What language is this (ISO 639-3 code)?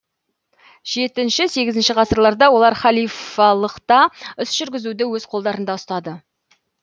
kaz